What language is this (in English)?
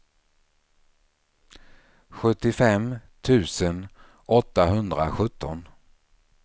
Swedish